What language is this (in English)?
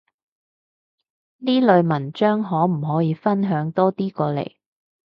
Cantonese